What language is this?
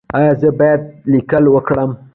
Pashto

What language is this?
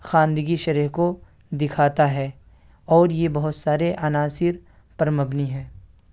Urdu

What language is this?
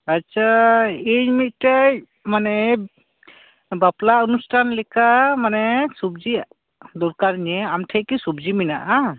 Santali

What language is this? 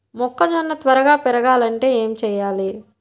Telugu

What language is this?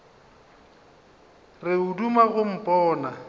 Northern Sotho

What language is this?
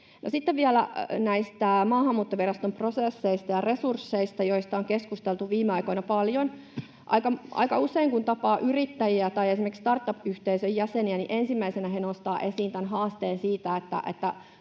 Finnish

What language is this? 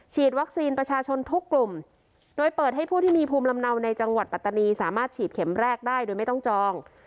Thai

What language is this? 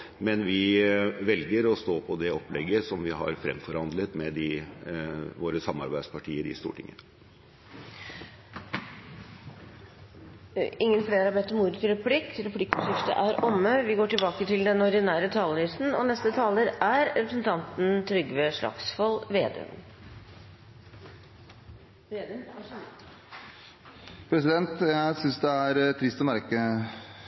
Norwegian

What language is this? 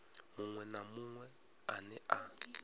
Venda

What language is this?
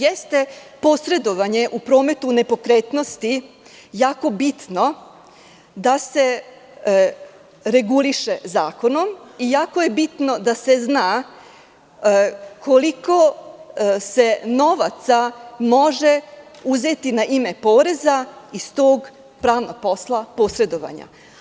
Serbian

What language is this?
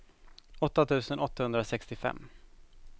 Swedish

